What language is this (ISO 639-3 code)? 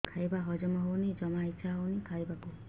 ori